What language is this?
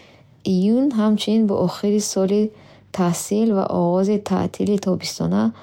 Bukharic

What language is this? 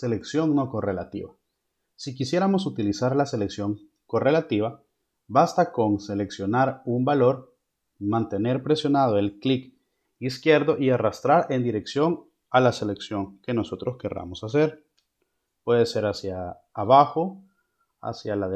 Spanish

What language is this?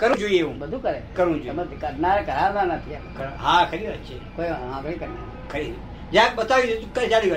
Gujarati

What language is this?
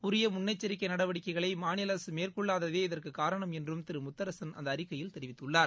Tamil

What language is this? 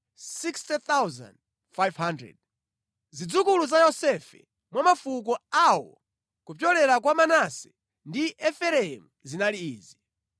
Nyanja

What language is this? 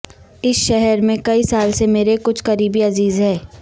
Urdu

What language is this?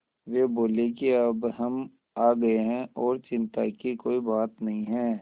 Hindi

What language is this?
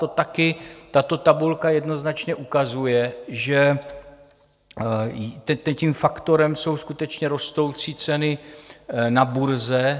Czech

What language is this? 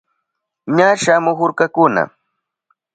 Southern Pastaza Quechua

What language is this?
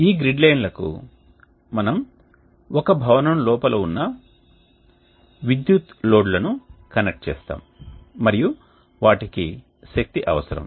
Telugu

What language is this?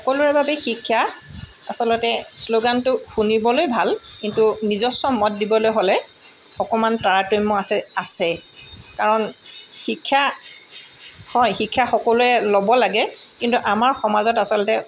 Assamese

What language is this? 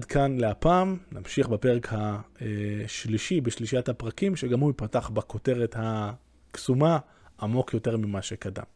Hebrew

